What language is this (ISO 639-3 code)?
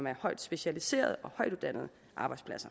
dan